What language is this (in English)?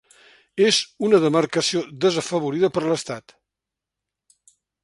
Catalan